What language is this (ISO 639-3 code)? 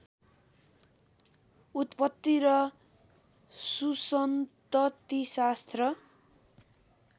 nep